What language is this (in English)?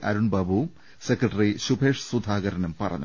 Malayalam